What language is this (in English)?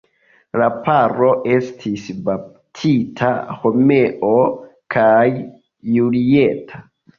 Esperanto